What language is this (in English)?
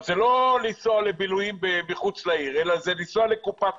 Hebrew